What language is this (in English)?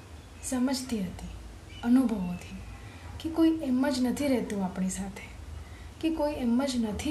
Gujarati